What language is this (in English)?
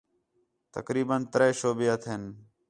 Khetrani